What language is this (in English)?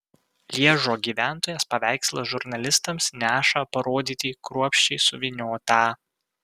Lithuanian